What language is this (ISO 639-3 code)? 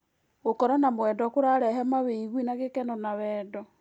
kik